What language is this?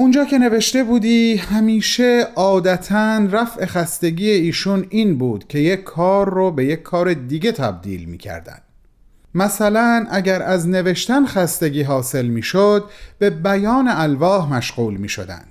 Persian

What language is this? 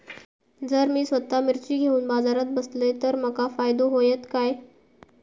Marathi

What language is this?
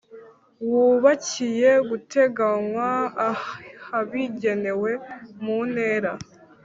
Kinyarwanda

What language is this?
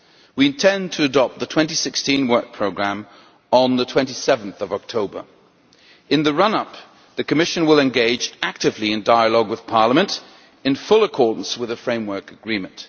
English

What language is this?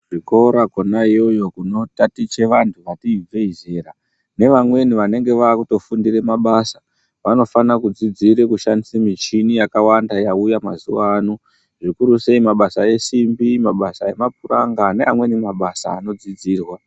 Ndau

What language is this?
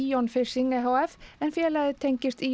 Icelandic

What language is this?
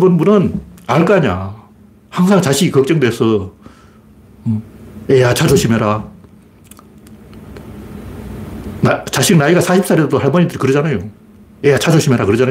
Korean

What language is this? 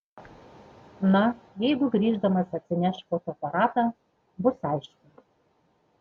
Lithuanian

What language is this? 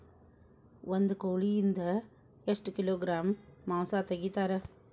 Kannada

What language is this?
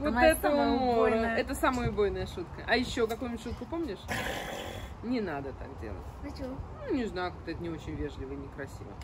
Russian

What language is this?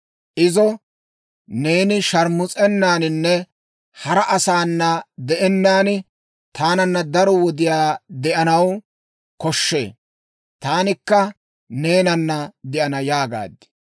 Dawro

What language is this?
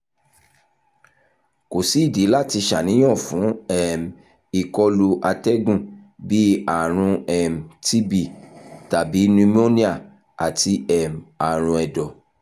Yoruba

